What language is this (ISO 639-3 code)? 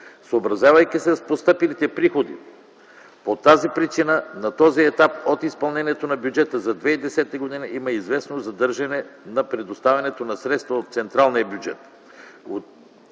bul